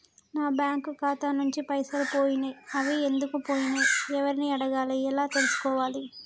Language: Telugu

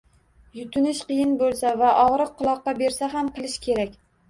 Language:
Uzbek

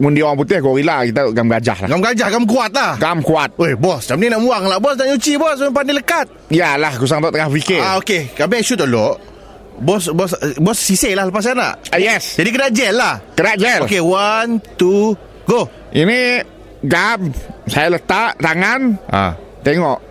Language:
Malay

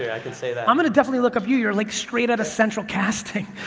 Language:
English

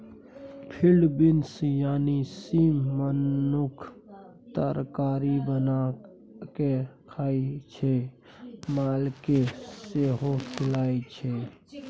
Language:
Maithili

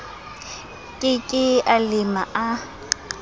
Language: Southern Sotho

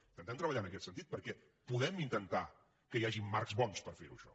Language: Catalan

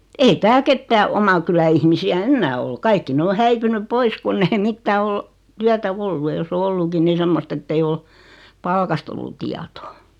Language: Finnish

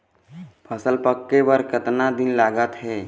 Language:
Chhattisgarhi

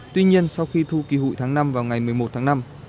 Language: Vietnamese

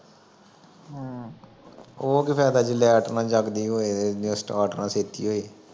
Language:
Punjabi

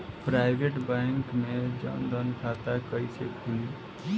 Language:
Bhojpuri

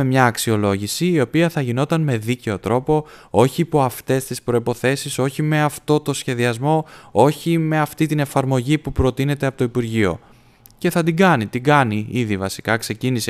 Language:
Greek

